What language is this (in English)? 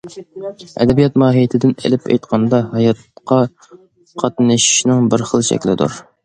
Uyghur